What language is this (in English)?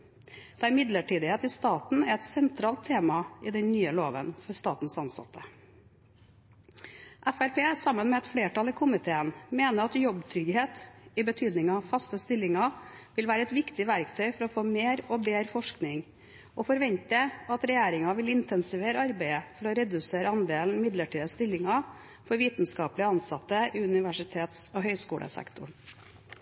Norwegian Bokmål